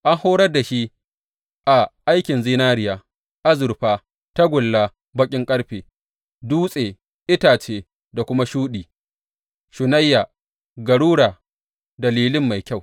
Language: Hausa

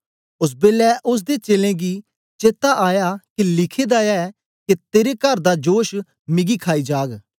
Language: Dogri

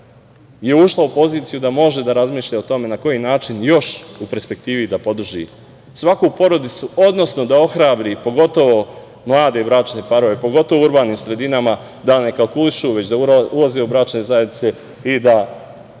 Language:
Serbian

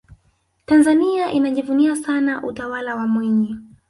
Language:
Swahili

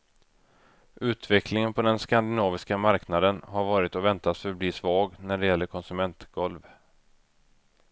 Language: Swedish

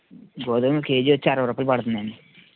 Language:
Telugu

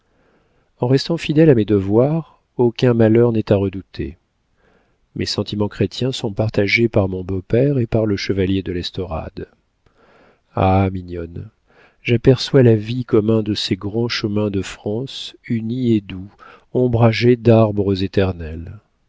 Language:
French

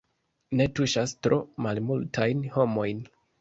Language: Esperanto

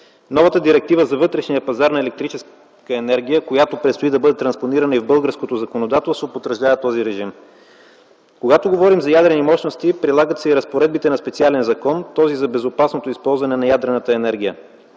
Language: Bulgarian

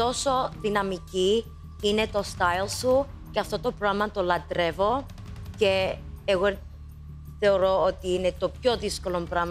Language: Greek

